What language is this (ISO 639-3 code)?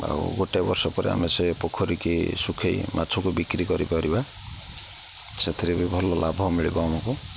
ori